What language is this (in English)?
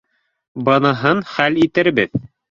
Bashkir